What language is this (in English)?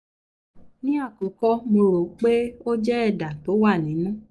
Yoruba